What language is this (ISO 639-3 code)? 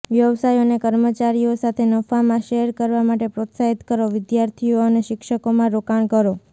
guj